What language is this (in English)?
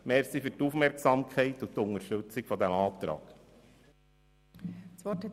Swiss German